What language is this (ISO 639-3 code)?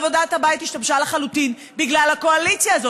heb